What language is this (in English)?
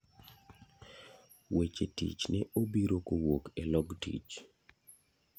Luo (Kenya and Tanzania)